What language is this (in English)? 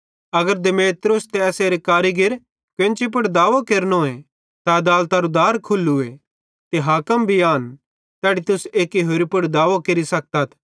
Bhadrawahi